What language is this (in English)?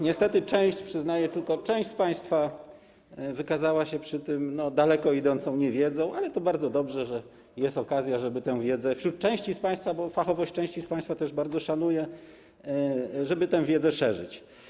Polish